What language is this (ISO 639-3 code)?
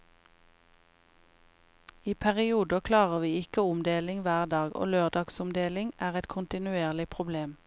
nor